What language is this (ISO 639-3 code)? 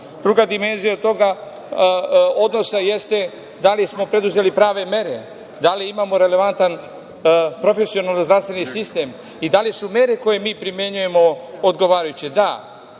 srp